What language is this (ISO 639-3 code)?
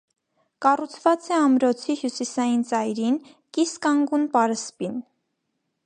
hye